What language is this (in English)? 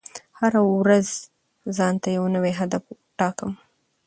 Pashto